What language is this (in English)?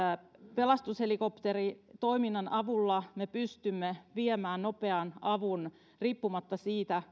Finnish